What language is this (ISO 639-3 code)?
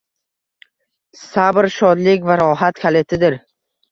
uzb